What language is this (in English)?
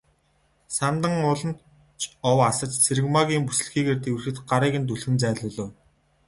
Mongolian